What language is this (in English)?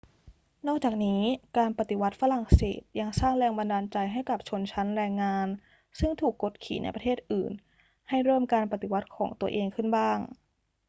Thai